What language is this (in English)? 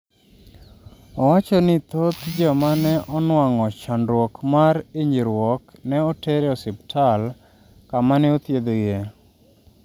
Luo (Kenya and Tanzania)